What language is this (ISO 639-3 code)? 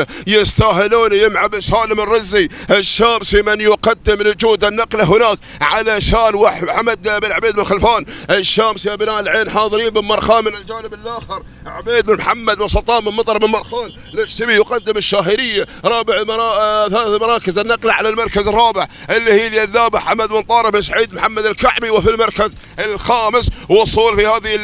ara